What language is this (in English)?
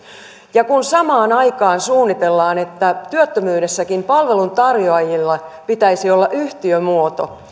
Finnish